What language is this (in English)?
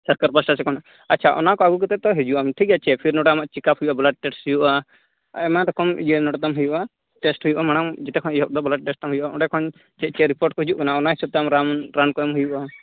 Santali